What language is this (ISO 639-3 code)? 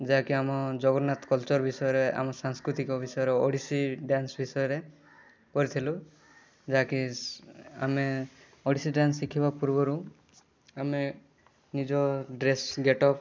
ori